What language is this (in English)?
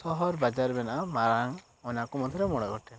Santali